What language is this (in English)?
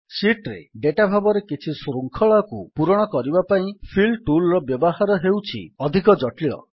Odia